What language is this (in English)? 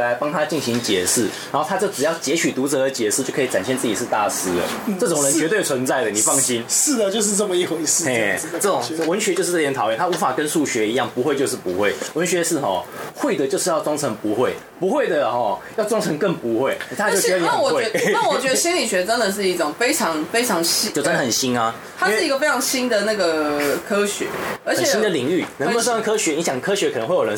Chinese